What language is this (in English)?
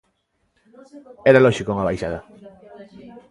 Galician